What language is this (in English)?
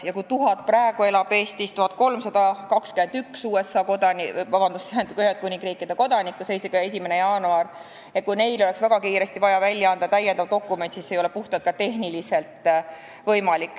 Estonian